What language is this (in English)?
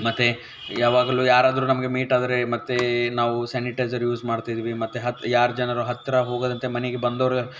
Kannada